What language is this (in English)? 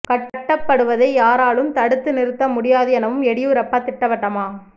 Tamil